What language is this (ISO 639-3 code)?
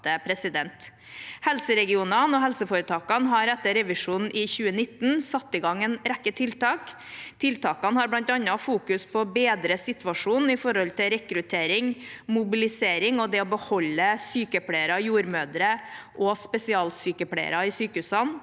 nor